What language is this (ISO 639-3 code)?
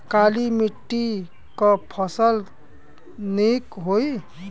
bho